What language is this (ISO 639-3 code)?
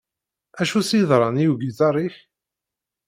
kab